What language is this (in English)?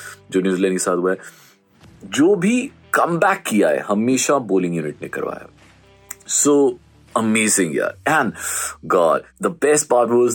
Hindi